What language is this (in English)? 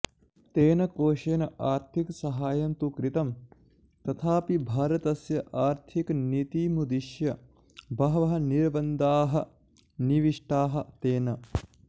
Sanskrit